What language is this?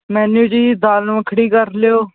Punjabi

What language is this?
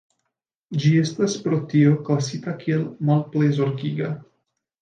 Esperanto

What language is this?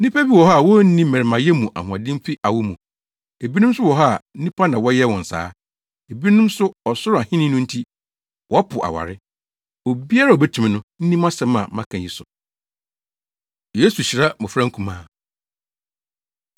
Akan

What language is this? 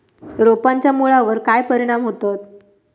Marathi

